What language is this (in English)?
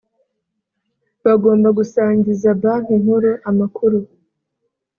Kinyarwanda